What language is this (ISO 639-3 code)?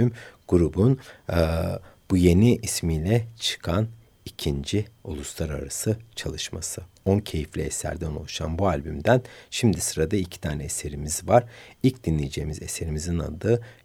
tur